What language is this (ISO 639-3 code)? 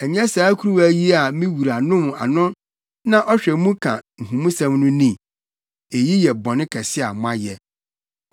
aka